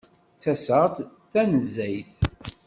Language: Kabyle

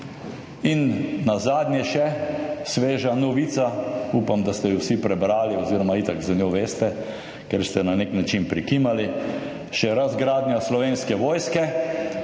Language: Slovenian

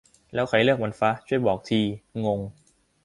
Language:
Thai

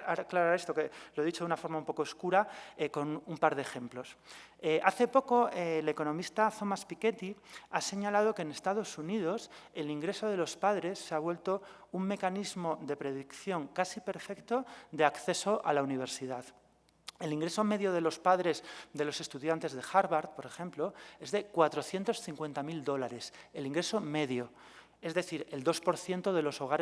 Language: Spanish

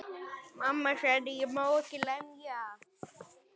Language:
Icelandic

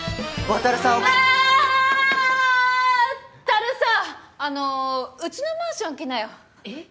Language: Japanese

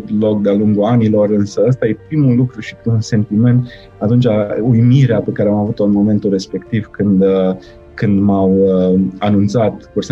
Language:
Romanian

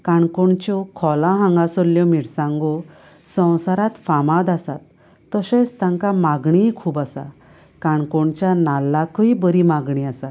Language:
Konkani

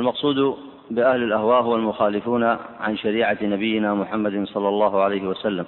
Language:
Arabic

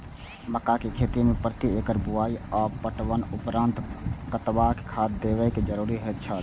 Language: Maithili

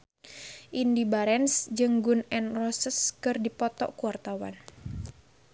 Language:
Sundanese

